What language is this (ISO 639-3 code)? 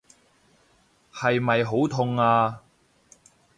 yue